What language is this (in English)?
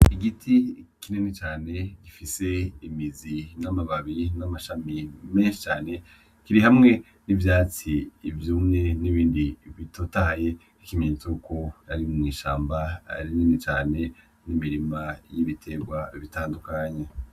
Rundi